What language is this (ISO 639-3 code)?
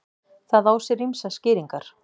isl